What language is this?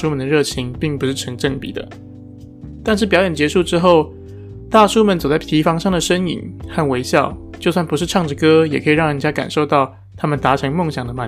Chinese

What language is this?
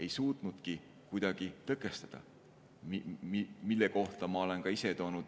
Estonian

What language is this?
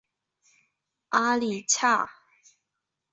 Chinese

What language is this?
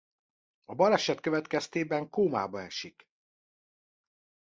Hungarian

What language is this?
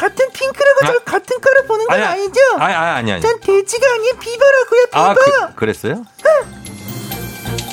Korean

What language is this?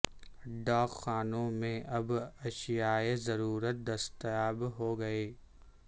Urdu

